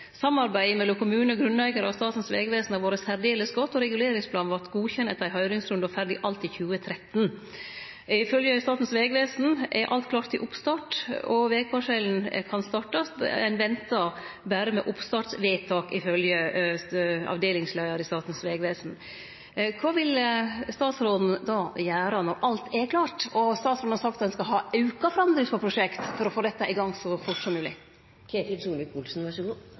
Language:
Norwegian Nynorsk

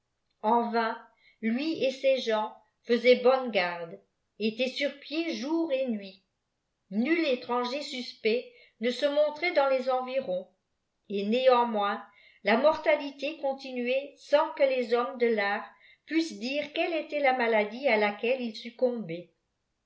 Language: French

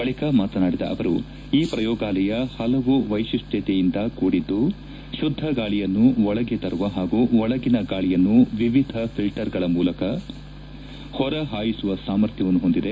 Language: Kannada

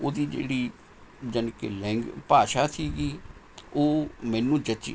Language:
Punjabi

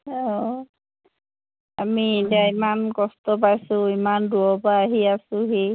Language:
Assamese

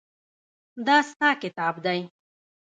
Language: Pashto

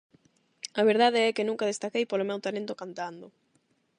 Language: Galician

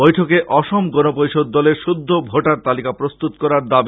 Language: Bangla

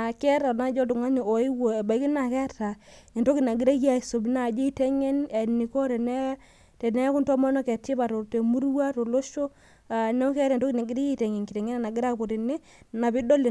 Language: Masai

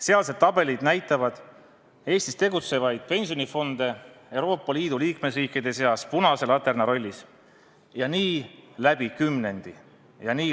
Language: Estonian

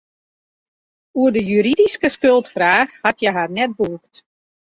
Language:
Western Frisian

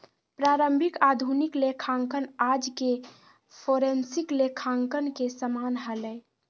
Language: Magahi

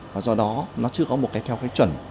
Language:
Vietnamese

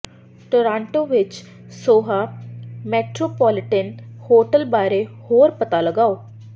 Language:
Punjabi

